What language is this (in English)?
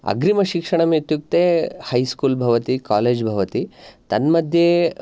Sanskrit